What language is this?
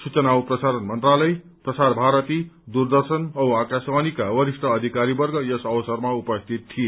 Nepali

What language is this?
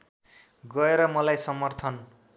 Nepali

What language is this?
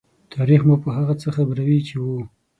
Pashto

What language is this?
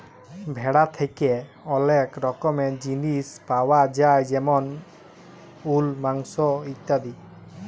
Bangla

